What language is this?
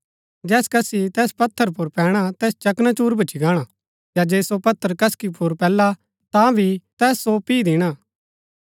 Gaddi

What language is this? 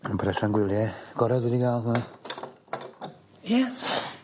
Welsh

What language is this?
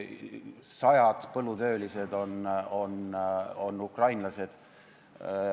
Estonian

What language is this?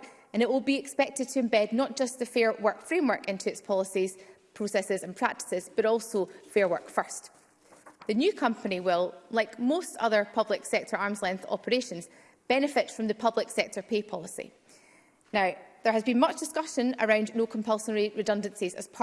English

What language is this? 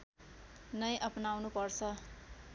Nepali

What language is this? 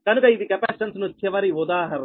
Telugu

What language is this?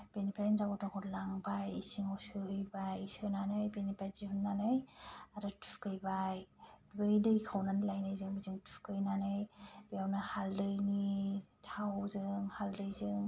Bodo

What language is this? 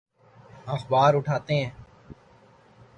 Urdu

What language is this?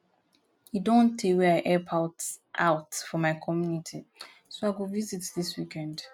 Nigerian Pidgin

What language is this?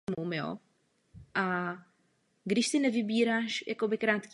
Czech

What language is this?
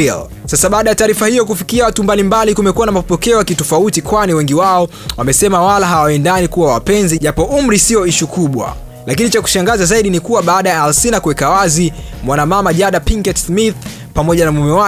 Swahili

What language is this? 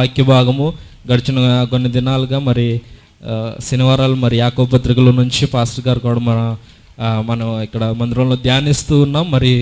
Indonesian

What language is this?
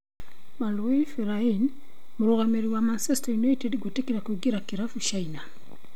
Kikuyu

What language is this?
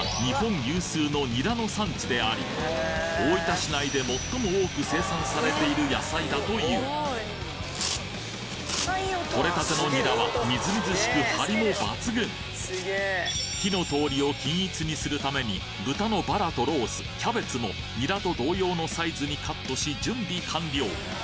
Japanese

